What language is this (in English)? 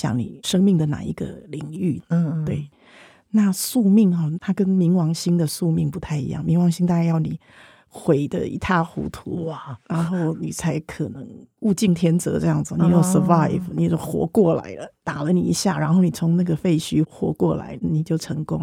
Chinese